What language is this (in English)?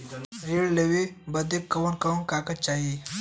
Bhojpuri